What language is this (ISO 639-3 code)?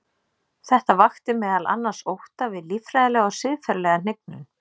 isl